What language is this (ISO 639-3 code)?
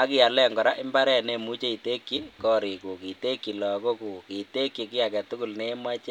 kln